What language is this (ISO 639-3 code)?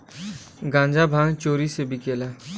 bho